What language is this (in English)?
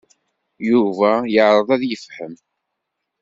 Kabyle